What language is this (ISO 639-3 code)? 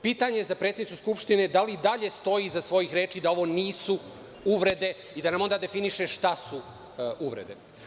srp